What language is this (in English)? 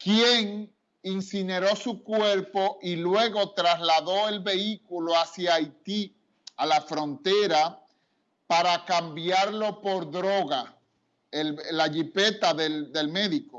Spanish